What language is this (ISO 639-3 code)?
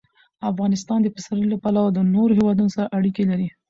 pus